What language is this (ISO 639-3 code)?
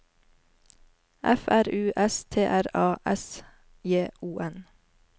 nor